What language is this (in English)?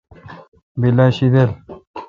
Kalkoti